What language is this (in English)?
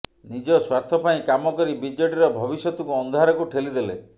Odia